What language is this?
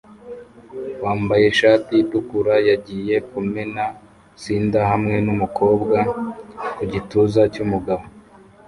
Kinyarwanda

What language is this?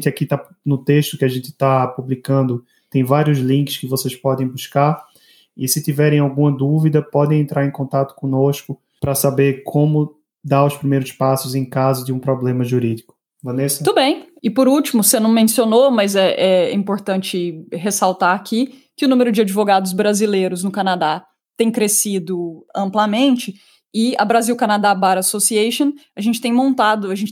Portuguese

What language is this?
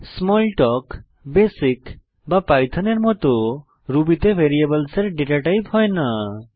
Bangla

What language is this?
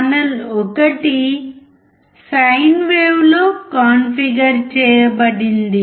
Telugu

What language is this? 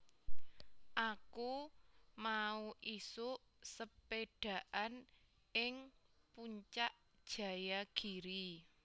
Javanese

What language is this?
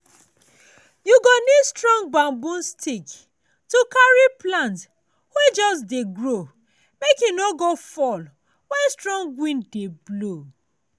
Nigerian Pidgin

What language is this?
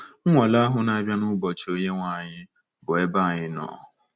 Igbo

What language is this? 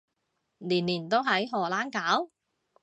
Cantonese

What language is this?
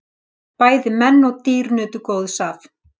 Icelandic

